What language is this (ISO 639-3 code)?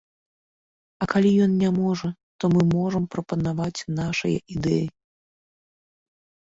bel